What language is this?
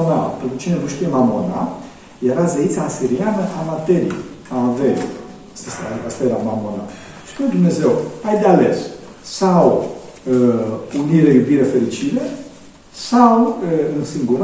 Romanian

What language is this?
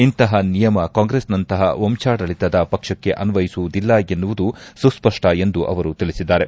Kannada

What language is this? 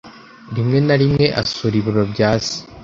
Kinyarwanda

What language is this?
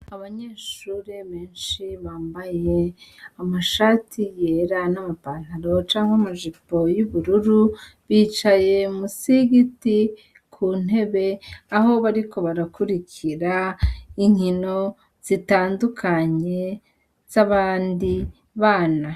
Rundi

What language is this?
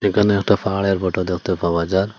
Bangla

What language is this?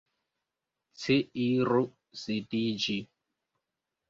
Esperanto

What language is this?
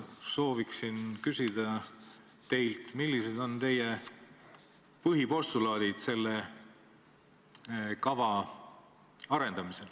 Estonian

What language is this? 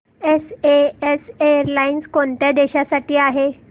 Marathi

